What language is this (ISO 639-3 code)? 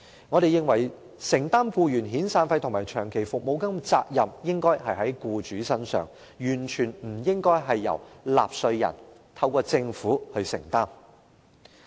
yue